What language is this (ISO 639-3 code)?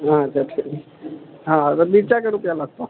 mai